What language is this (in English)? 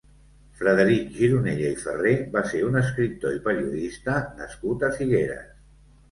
Catalan